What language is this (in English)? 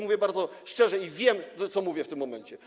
Polish